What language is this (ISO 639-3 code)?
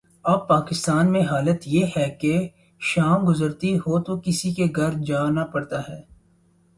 urd